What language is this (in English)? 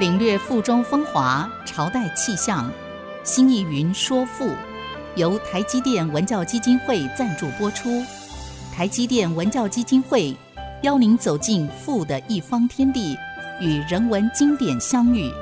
Chinese